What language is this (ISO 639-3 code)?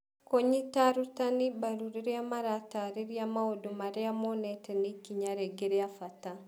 kik